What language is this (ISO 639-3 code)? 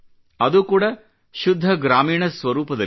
kan